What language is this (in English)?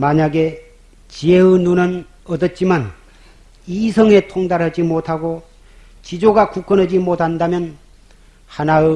Korean